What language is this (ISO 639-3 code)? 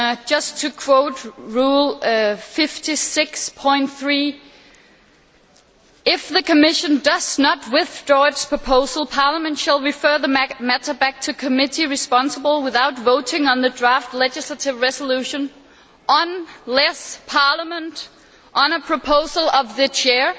eng